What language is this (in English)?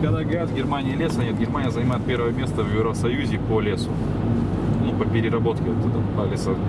Russian